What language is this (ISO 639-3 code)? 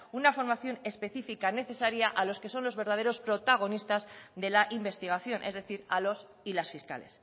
spa